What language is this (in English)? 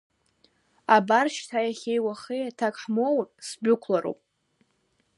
Abkhazian